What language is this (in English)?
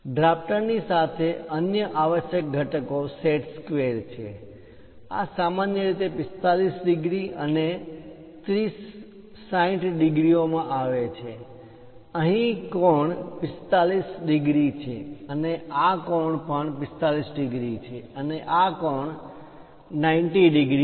Gujarati